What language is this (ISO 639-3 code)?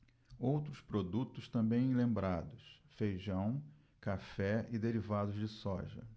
por